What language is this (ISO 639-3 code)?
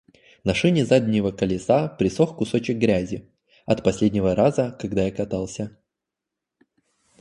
rus